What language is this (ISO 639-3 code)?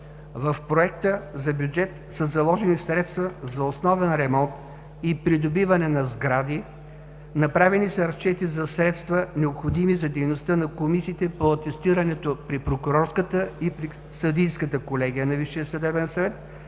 bul